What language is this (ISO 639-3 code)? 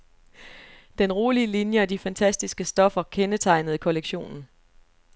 dan